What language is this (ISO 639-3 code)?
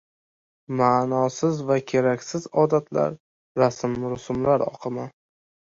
uzb